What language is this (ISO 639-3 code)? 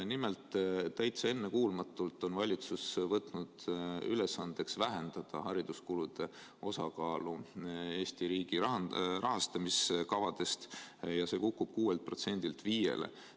est